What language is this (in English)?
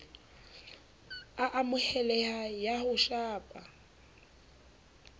Southern Sotho